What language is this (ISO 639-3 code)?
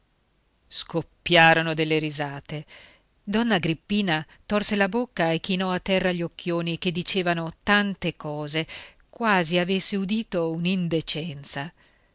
ita